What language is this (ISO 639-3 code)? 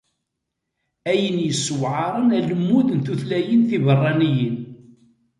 kab